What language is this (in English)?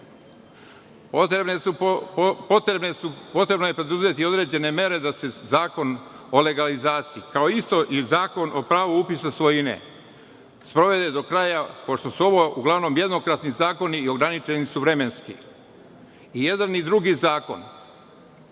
Serbian